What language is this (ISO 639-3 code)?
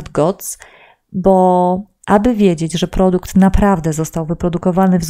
pol